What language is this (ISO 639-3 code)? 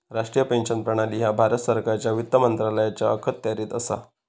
mar